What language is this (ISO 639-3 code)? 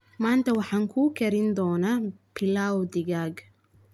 som